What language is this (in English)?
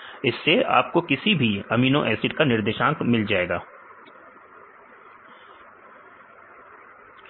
Hindi